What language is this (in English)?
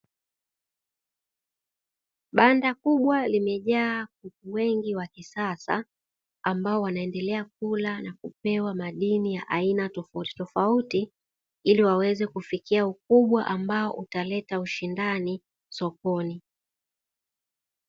Swahili